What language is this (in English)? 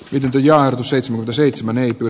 Finnish